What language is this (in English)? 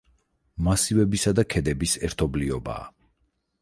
Georgian